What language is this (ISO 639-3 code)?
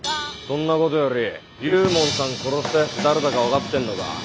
jpn